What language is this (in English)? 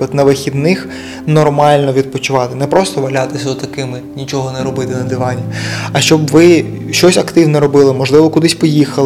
Ukrainian